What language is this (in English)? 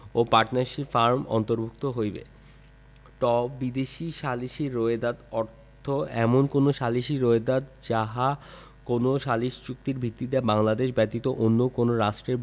Bangla